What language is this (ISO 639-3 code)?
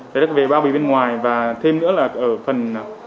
vie